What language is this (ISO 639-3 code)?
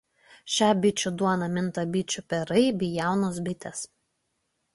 lit